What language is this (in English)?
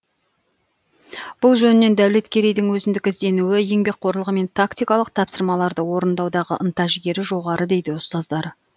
Kazakh